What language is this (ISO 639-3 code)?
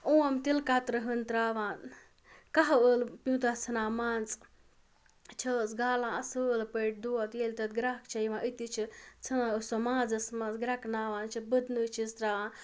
kas